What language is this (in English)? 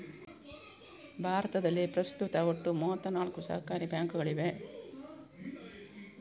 Kannada